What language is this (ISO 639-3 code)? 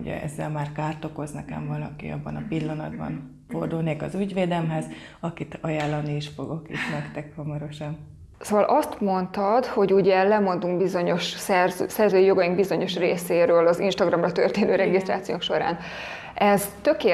hun